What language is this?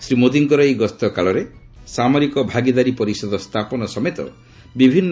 Odia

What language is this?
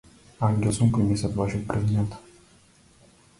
Macedonian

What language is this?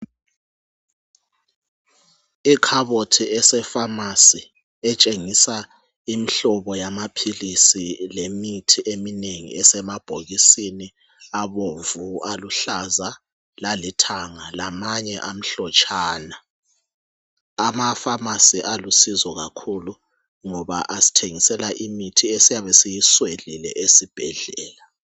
North Ndebele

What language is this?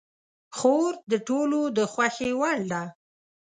Pashto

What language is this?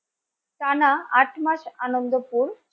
Bangla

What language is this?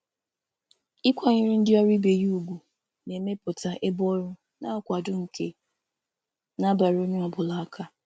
Igbo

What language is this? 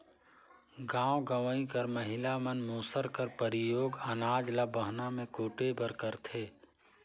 Chhattisgarhi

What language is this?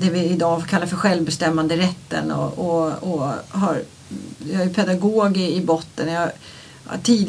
Swedish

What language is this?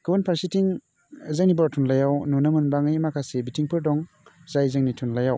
Bodo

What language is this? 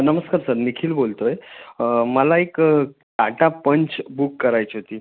Marathi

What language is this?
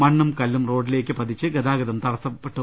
Malayalam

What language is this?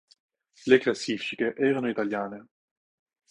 Italian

